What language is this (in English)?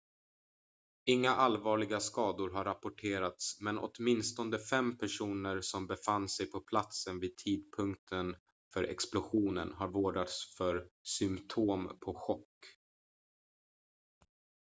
Swedish